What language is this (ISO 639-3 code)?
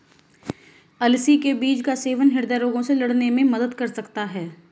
hin